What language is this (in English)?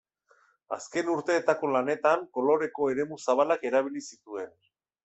Basque